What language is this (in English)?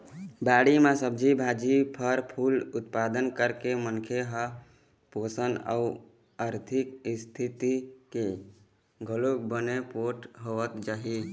Chhattisgarhi